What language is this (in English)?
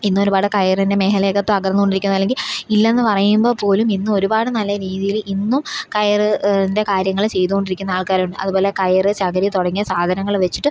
Malayalam